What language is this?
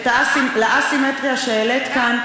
Hebrew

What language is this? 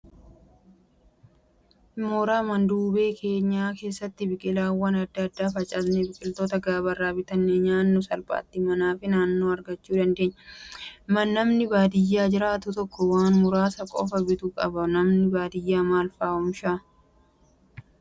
Oromo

